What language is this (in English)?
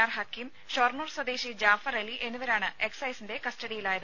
Malayalam